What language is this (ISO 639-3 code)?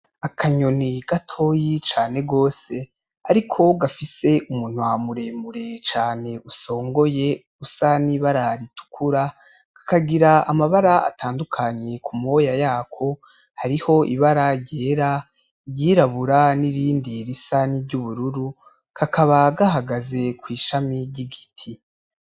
run